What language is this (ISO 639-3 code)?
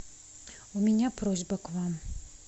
rus